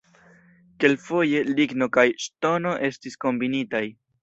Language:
Esperanto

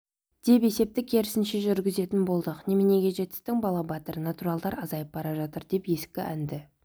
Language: Kazakh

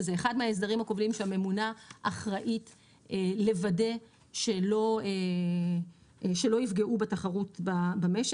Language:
Hebrew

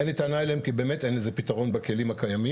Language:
Hebrew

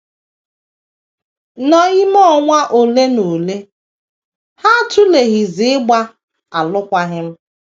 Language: Igbo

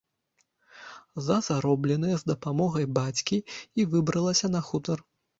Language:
Belarusian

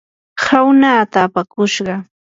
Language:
Yanahuanca Pasco Quechua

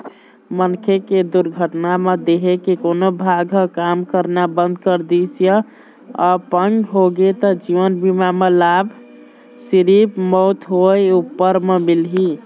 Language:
Chhattisgarhi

